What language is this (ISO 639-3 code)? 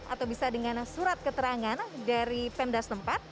ind